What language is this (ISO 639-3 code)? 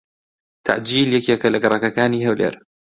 ckb